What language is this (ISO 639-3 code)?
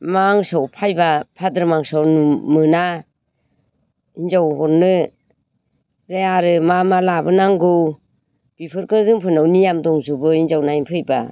brx